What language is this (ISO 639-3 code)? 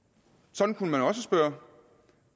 dan